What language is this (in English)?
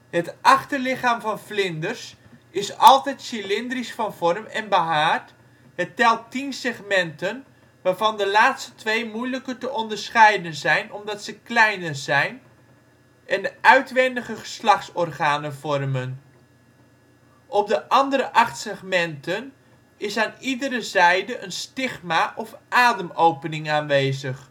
Dutch